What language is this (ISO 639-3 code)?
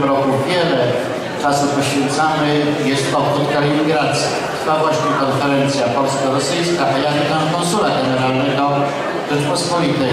pol